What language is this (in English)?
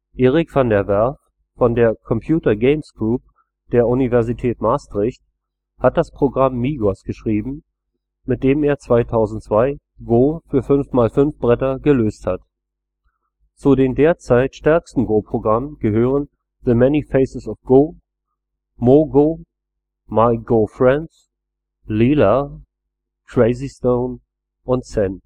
German